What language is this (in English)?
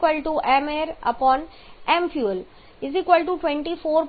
Gujarati